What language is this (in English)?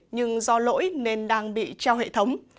Vietnamese